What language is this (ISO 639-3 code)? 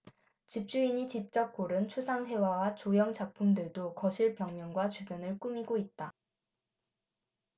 kor